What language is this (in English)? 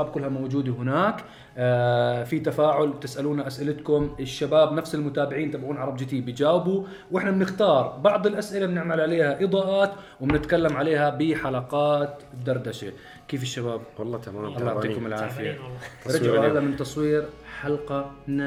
Arabic